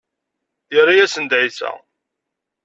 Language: Kabyle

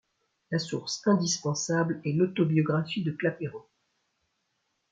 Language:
French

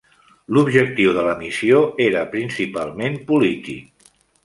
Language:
Catalan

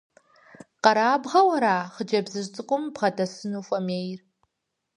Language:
Kabardian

